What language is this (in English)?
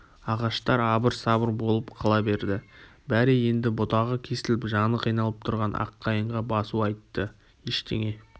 Kazakh